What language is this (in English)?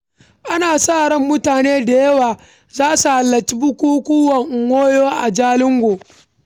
Hausa